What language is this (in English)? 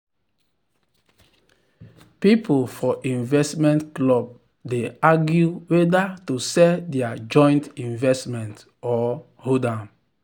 Nigerian Pidgin